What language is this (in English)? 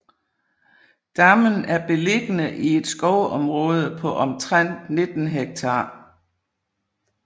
Danish